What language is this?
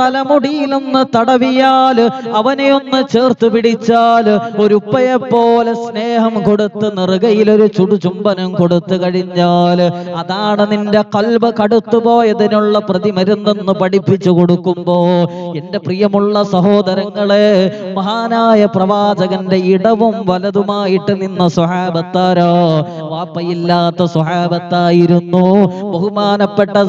Arabic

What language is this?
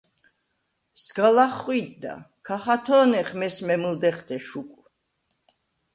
Svan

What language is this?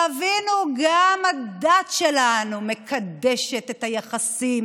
Hebrew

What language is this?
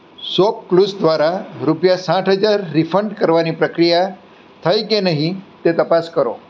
Gujarati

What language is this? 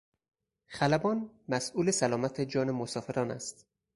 Persian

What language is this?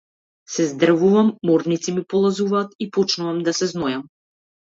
Macedonian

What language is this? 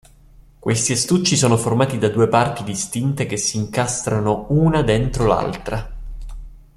Italian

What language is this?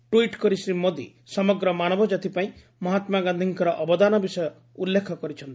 Odia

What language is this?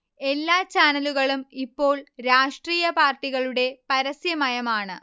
Malayalam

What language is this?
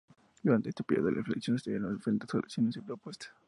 Spanish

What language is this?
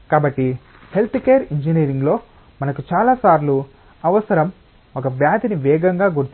Telugu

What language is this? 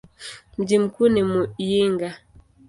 Swahili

